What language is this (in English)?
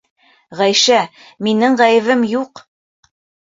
Bashkir